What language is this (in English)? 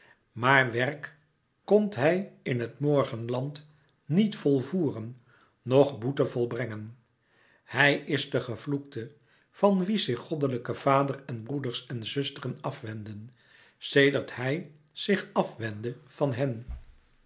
Dutch